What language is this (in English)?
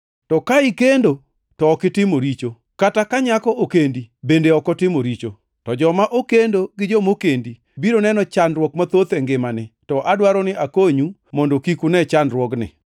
Luo (Kenya and Tanzania)